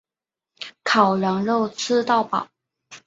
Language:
Chinese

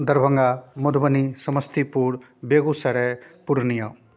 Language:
Maithili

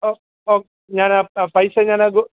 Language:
Malayalam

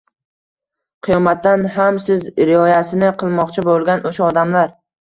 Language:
Uzbek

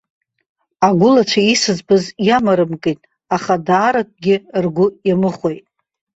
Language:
Abkhazian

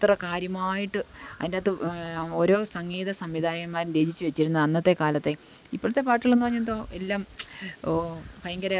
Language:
Malayalam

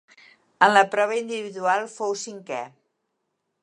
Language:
Catalan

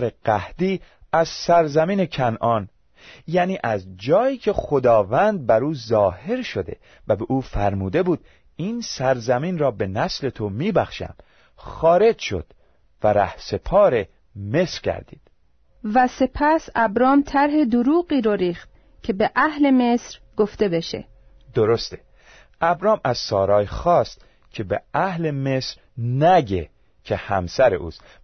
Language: Persian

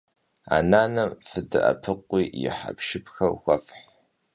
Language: Kabardian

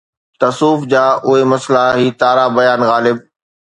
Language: Sindhi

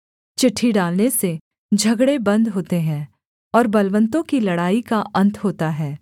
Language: Hindi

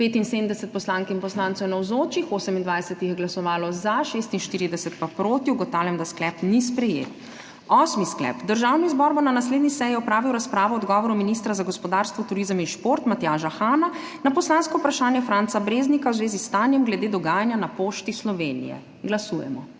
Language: Slovenian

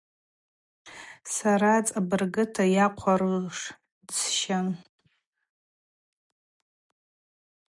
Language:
Abaza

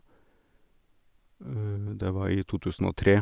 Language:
Norwegian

